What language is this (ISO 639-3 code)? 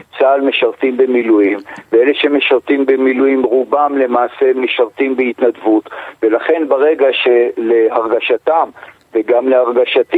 heb